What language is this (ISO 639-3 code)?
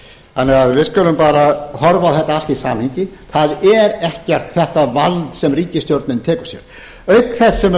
isl